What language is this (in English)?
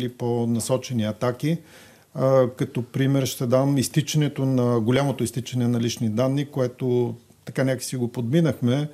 Bulgarian